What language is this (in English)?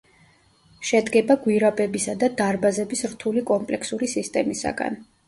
Georgian